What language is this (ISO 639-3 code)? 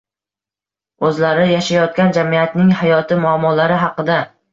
uzb